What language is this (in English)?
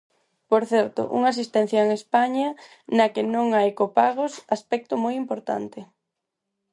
Galician